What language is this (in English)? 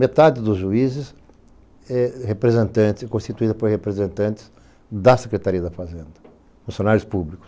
Portuguese